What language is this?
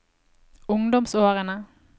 Norwegian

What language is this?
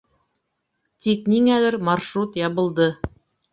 Bashkir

